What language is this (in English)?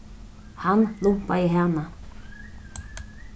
Faroese